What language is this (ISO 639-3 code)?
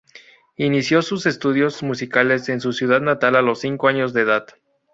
spa